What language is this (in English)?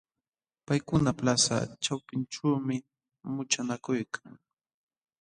Jauja Wanca Quechua